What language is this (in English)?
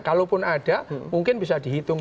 Indonesian